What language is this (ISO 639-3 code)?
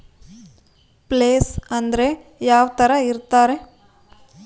kan